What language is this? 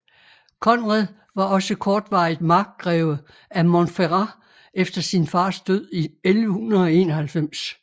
Danish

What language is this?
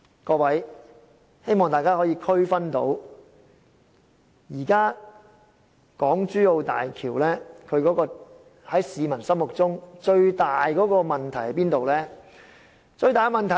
Cantonese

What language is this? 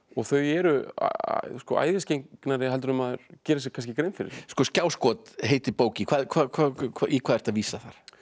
Icelandic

